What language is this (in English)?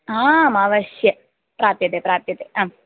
Sanskrit